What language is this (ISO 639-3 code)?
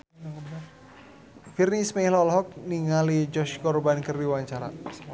sun